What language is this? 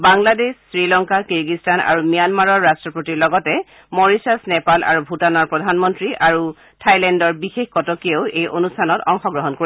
Assamese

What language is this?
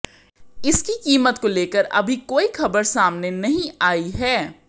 Hindi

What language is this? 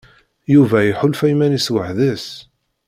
Kabyle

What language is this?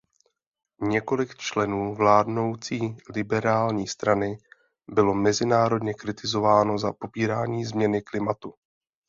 Czech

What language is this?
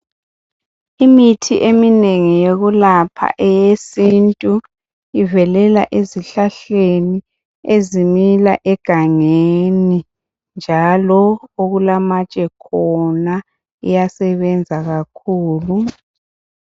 North Ndebele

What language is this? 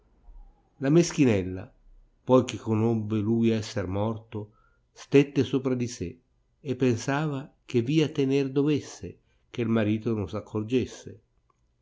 Italian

